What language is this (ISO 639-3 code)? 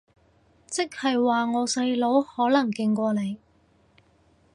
yue